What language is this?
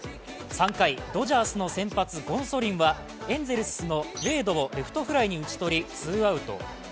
Japanese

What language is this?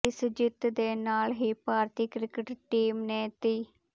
Punjabi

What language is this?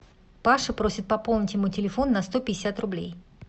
Russian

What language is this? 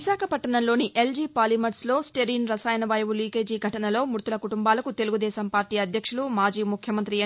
Telugu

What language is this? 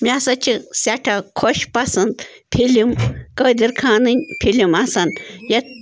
Kashmiri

